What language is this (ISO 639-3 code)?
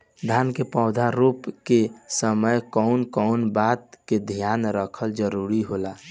bho